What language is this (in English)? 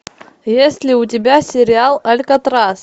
Russian